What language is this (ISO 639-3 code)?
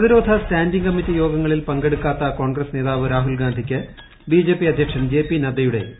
mal